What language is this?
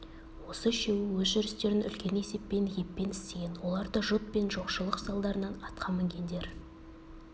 Kazakh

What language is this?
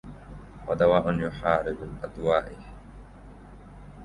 Arabic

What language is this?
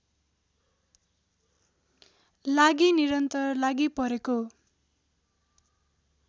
Nepali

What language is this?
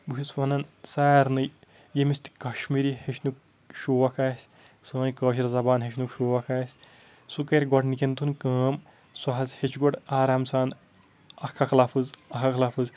Kashmiri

